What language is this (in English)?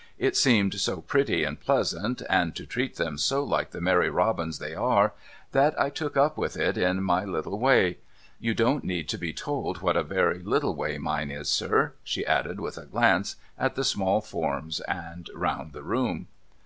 English